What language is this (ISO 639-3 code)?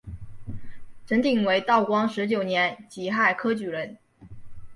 zho